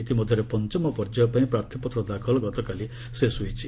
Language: Odia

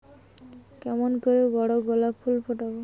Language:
Bangla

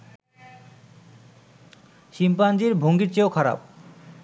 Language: Bangla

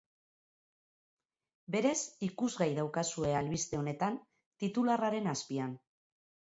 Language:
Basque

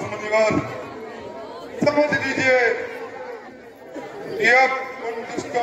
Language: Arabic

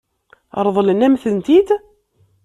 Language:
Kabyle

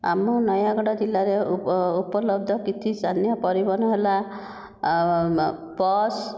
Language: Odia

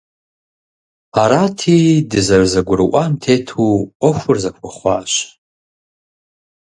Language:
Kabardian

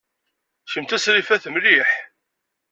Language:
Kabyle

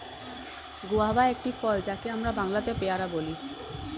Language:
Bangla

